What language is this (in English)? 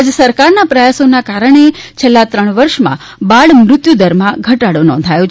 Gujarati